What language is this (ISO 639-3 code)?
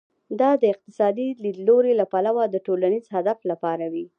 pus